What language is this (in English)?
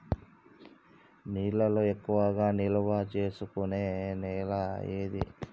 Telugu